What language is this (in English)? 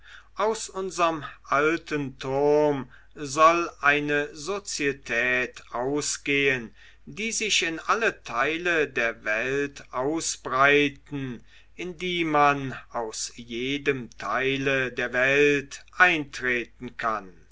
German